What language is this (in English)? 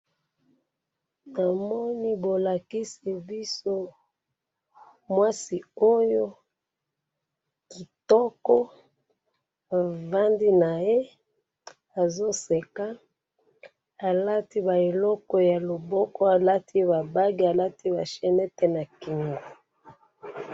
Lingala